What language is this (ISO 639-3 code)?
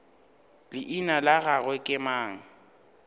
nso